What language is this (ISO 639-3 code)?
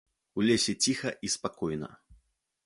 bel